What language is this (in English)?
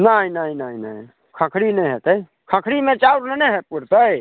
Maithili